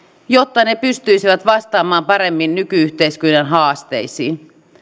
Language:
Finnish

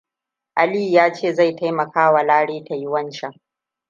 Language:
Hausa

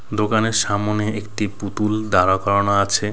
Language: Bangla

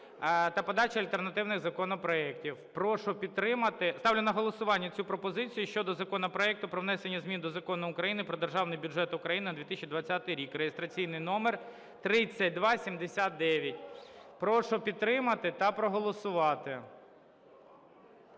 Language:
Ukrainian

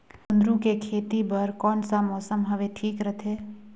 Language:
Chhattisgarhi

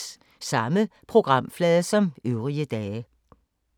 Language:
Danish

